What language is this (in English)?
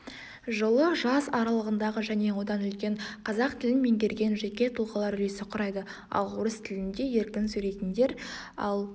Kazakh